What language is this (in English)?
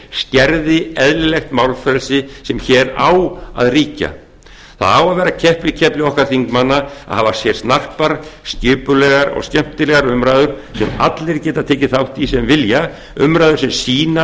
Icelandic